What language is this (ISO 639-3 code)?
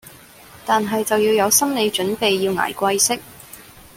yue